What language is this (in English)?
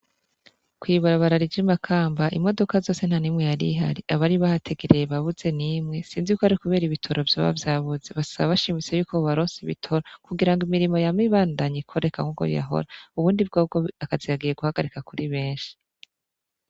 Rundi